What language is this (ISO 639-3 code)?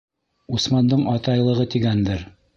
bak